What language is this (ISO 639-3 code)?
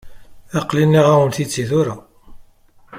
kab